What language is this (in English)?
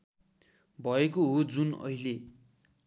Nepali